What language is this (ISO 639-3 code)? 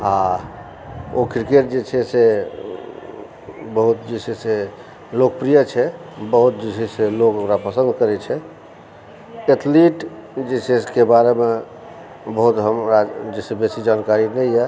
mai